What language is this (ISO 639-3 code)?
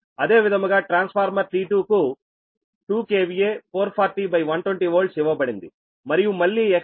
tel